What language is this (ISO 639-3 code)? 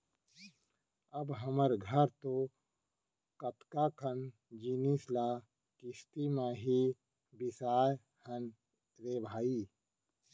hne